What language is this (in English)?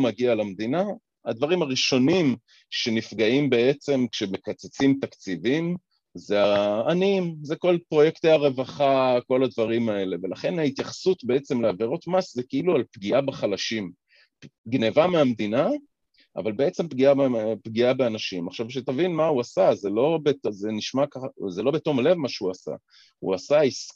Hebrew